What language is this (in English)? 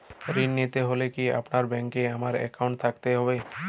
Bangla